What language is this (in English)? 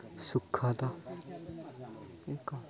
Odia